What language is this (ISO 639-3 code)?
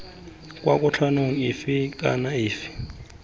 tsn